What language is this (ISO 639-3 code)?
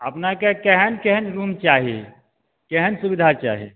mai